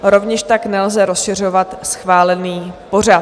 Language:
Czech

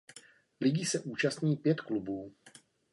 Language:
Czech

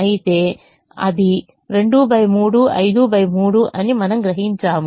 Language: Telugu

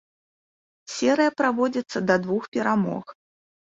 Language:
Belarusian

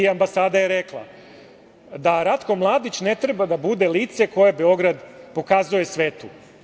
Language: Serbian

